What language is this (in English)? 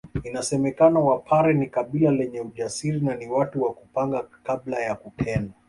Swahili